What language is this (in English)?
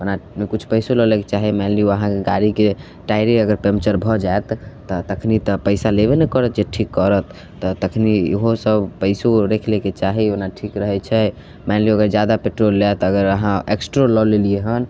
Maithili